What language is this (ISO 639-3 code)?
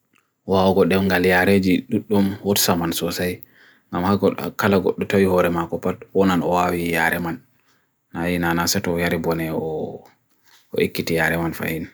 fui